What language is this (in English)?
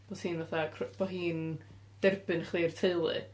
Welsh